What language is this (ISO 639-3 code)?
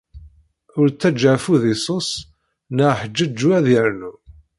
kab